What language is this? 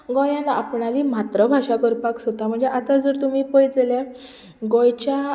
Konkani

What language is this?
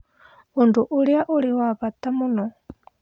Kikuyu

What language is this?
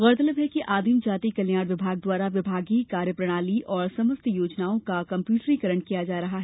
Hindi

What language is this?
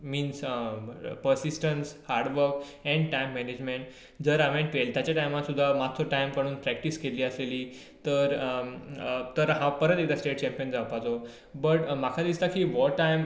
Konkani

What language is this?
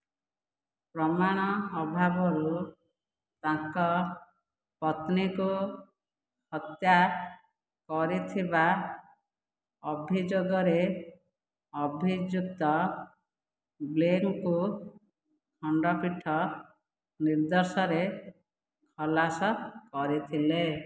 Odia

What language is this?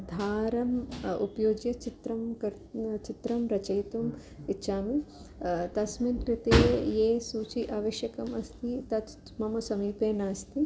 Sanskrit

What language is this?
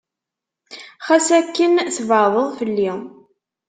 Kabyle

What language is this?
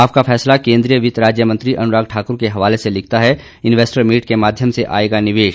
Hindi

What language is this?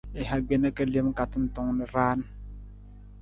Nawdm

